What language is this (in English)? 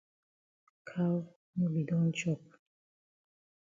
Cameroon Pidgin